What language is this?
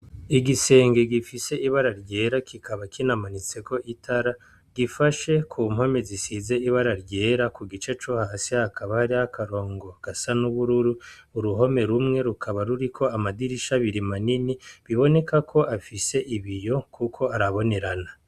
Rundi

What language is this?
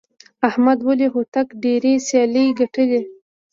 Pashto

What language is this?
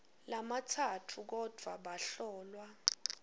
Swati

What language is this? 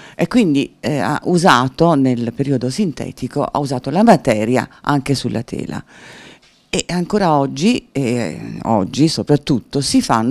Italian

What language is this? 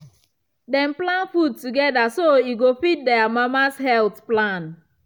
Nigerian Pidgin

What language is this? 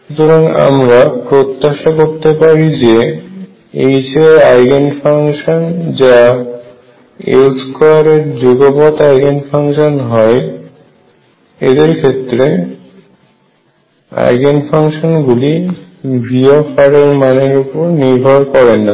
Bangla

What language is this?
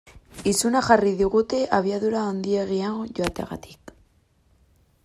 Basque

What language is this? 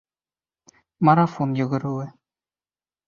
Bashkir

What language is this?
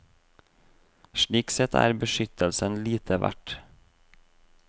Norwegian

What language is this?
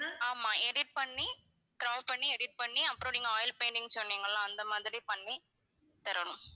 Tamil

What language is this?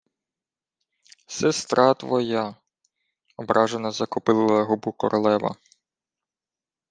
Ukrainian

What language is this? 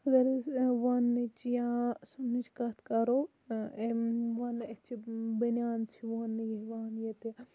Kashmiri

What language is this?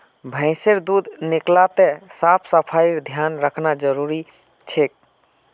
Magahi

